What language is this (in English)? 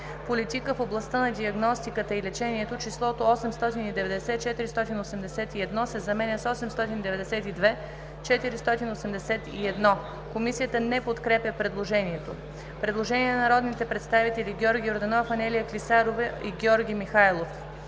Bulgarian